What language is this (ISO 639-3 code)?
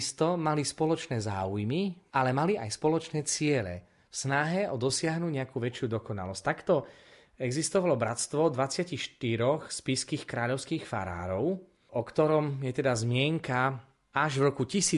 slk